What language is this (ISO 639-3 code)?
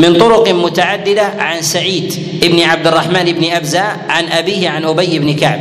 ara